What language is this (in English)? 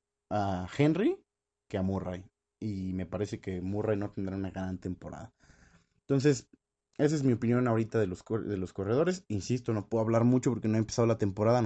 Spanish